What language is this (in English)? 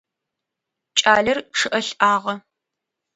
Adyghe